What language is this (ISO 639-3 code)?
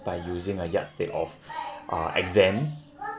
eng